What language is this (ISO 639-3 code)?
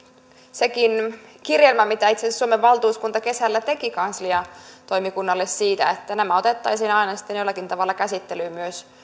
fin